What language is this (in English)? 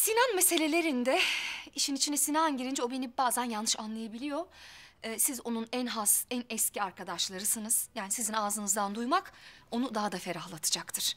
Turkish